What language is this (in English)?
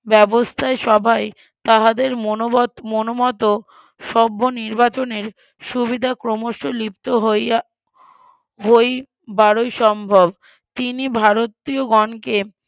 Bangla